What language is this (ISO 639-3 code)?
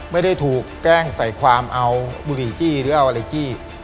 tha